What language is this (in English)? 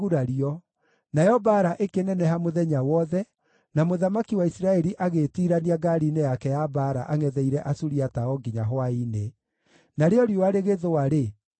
Kikuyu